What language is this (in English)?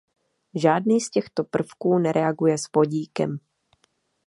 Czech